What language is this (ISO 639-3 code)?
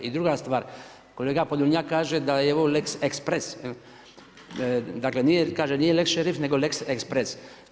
hrv